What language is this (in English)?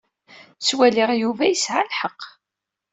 Kabyle